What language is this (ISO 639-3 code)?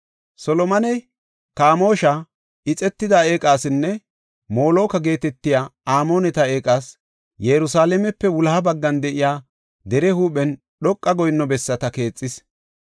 gof